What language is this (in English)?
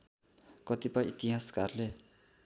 Nepali